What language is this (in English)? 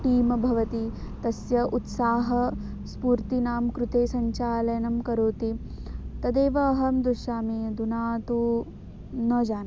Sanskrit